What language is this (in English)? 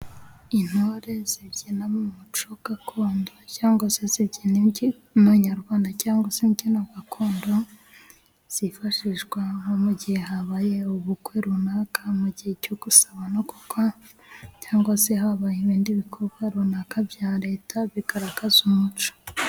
Kinyarwanda